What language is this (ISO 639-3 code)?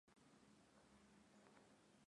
swa